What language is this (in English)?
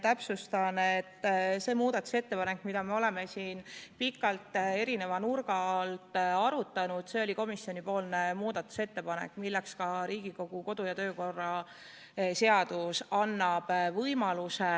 Estonian